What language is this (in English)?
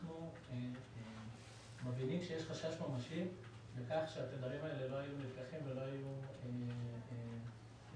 Hebrew